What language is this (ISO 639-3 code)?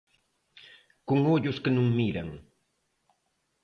glg